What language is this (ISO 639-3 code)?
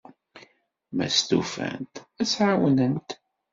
kab